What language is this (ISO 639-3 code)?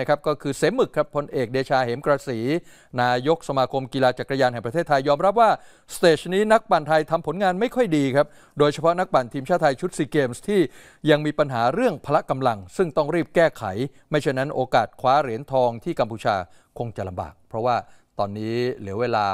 tha